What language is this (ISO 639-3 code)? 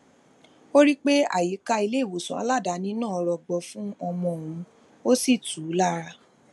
yor